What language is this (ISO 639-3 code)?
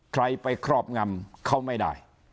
tha